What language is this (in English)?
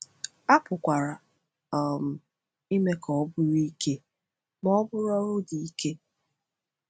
Igbo